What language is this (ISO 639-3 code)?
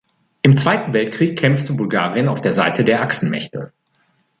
deu